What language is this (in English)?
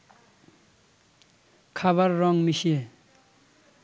Bangla